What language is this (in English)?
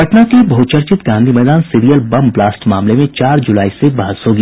Hindi